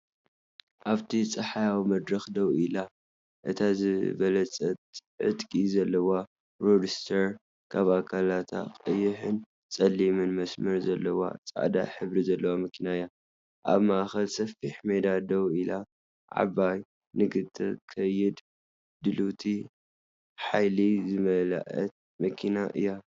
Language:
Tigrinya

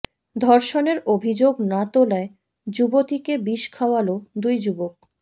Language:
Bangla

